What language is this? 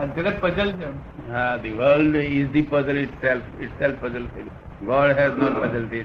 Gujarati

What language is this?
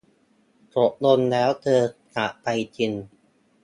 Thai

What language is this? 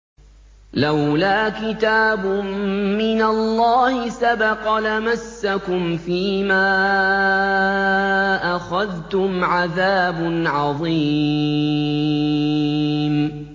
Arabic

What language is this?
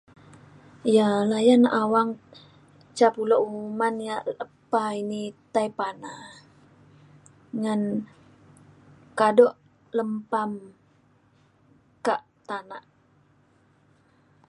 Mainstream Kenyah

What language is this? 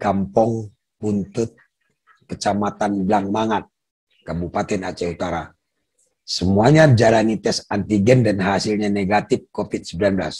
Indonesian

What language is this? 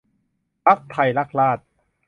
Thai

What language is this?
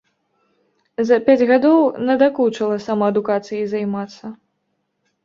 Belarusian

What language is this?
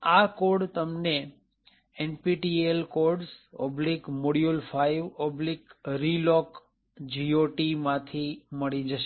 Gujarati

